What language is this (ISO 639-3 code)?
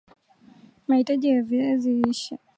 swa